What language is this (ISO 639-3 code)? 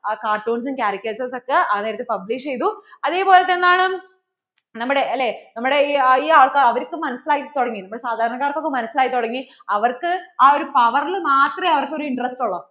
mal